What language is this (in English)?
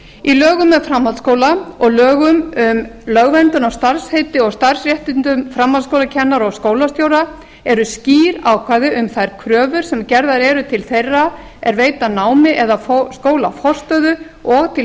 Icelandic